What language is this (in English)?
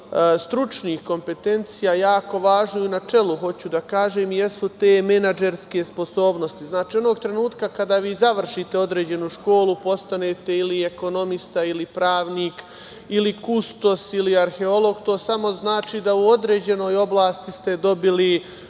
Serbian